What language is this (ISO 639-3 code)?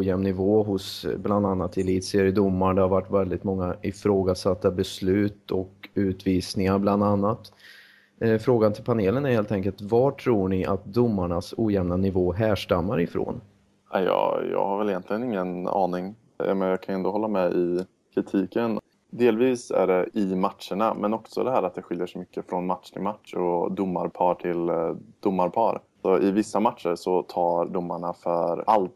swe